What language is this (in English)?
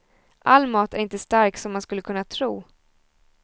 Swedish